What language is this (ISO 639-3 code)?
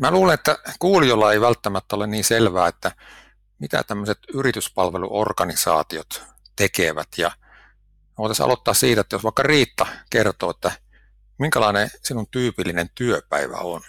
fin